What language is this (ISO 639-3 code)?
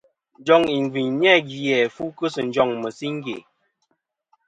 bkm